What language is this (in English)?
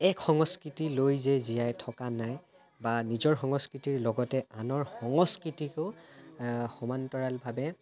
Assamese